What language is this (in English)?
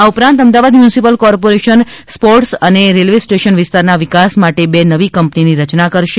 Gujarati